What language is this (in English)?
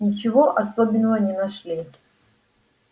Russian